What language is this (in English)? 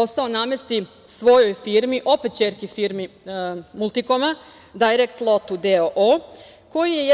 Serbian